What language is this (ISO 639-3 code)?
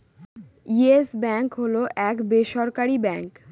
ben